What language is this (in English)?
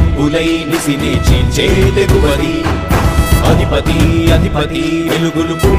Telugu